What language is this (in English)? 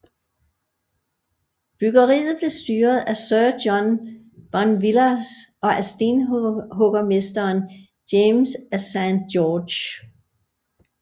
Danish